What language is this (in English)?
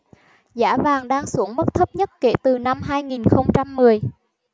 Vietnamese